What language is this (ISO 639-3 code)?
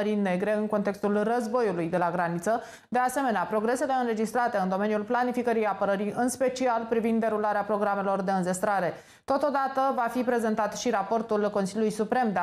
ron